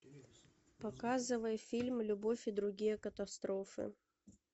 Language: Russian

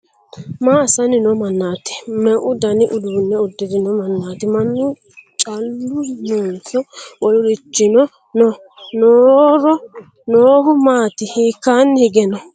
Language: Sidamo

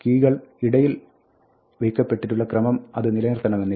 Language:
Malayalam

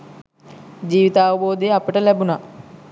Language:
Sinhala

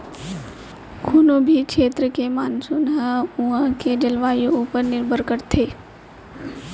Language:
Chhattisgarhi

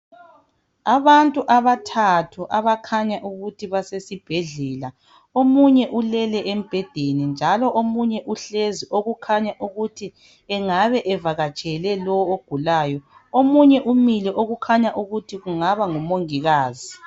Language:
North Ndebele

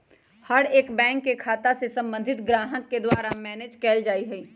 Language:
Magahi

